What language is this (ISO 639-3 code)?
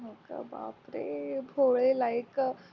mar